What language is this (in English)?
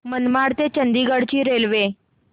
Marathi